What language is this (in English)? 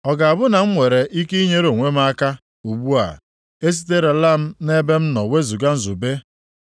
Igbo